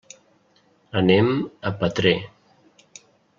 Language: Catalan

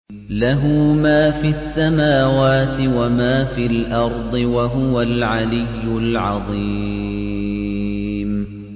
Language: Arabic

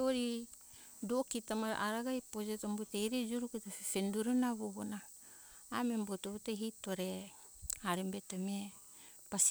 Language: Hunjara-Kaina Ke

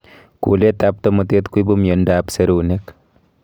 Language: Kalenjin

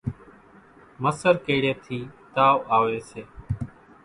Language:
Kachi Koli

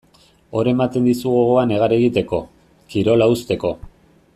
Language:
Basque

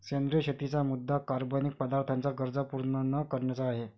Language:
Marathi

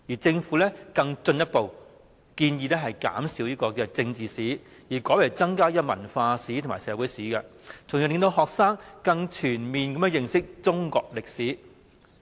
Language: Cantonese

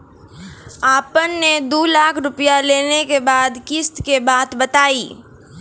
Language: Maithili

